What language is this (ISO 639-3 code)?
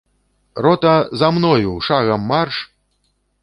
bel